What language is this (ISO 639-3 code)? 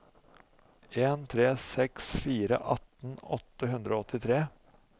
nor